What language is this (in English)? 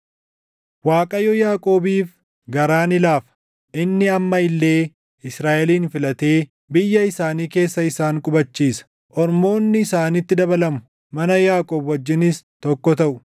Oromo